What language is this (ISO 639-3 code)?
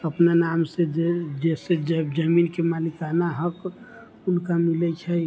mai